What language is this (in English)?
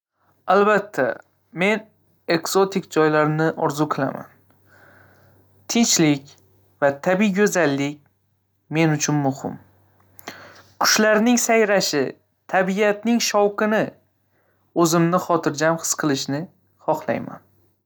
Uzbek